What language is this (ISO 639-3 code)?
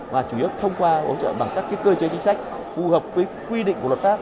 vie